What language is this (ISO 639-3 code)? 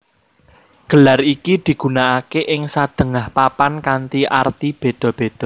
jav